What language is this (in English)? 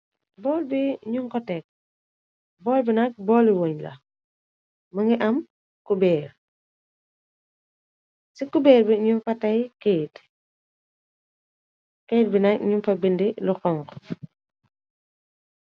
Wolof